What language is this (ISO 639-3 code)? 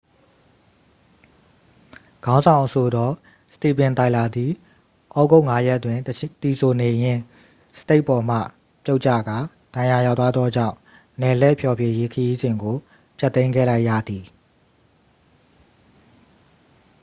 mya